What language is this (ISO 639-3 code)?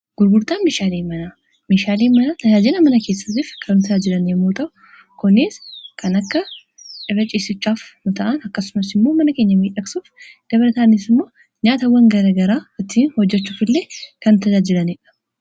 orm